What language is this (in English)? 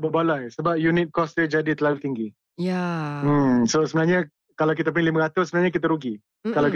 Malay